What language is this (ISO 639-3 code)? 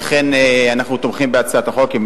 heb